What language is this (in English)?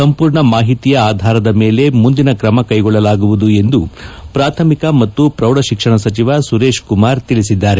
Kannada